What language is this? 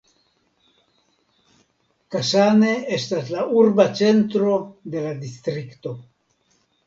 Esperanto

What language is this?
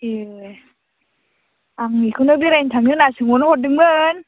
Bodo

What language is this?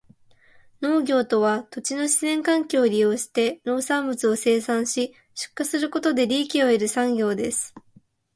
Japanese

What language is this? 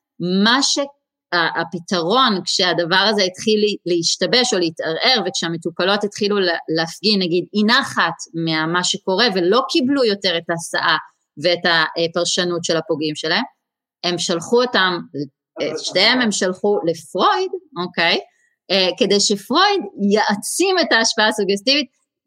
Hebrew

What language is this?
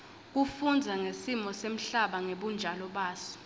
Swati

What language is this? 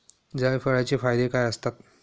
Marathi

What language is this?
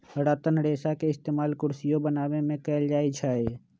Magahi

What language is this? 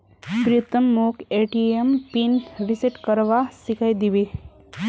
Magahi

